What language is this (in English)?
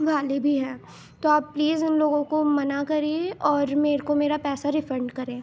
Urdu